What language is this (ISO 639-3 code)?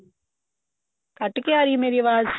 pan